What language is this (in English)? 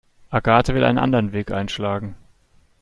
German